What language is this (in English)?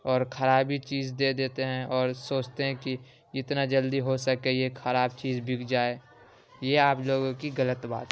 Urdu